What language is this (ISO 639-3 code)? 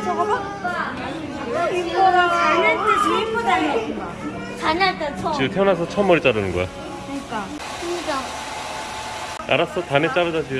kor